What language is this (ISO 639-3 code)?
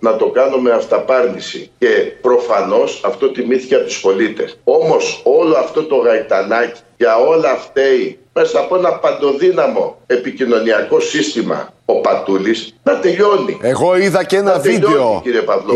ell